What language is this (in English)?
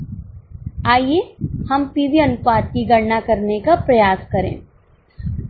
Hindi